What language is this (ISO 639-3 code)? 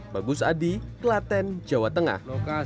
ind